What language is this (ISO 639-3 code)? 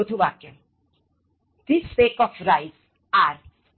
guj